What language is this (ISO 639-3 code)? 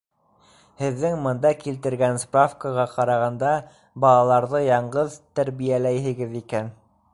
bak